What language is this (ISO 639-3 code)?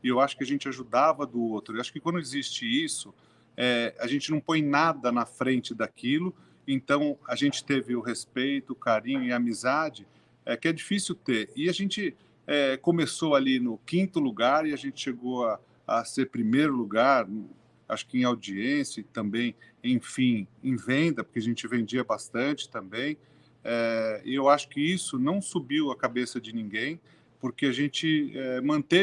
por